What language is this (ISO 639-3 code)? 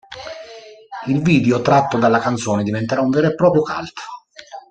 ita